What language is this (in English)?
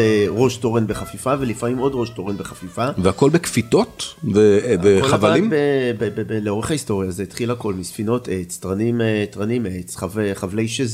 Hebrew